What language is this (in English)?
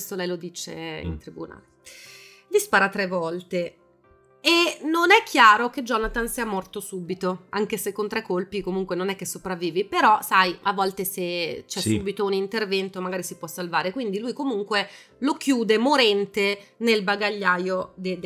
Italian